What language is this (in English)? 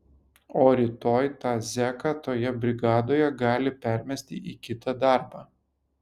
Lithuanian